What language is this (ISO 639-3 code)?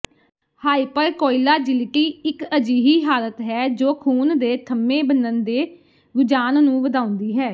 pan